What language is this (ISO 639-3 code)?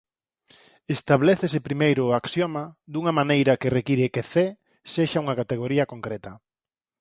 glg